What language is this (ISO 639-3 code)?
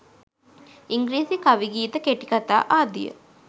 sin